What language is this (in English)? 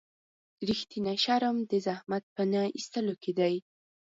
Pashto